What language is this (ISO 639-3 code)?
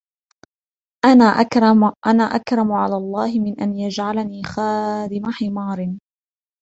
ara